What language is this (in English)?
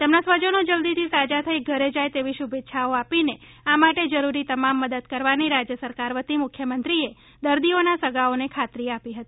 Gujarati